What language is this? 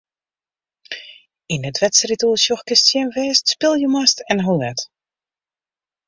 Western Frisian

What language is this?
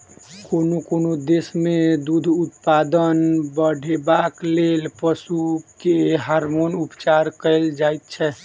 Maithili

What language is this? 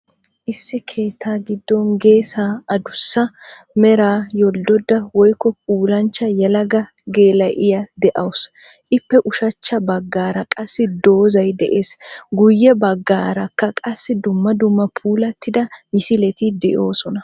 Wolaytta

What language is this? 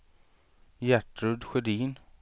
Swedish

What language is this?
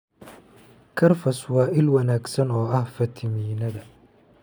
Somali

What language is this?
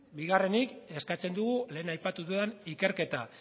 Basque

